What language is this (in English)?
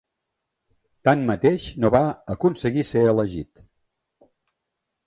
Catalan